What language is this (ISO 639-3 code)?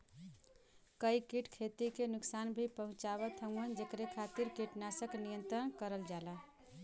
bho